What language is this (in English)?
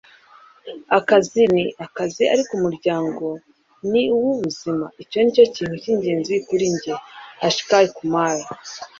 Kinyarwanda